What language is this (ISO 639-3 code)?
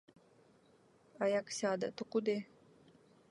ukr